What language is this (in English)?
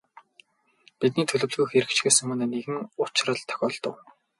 Mongolian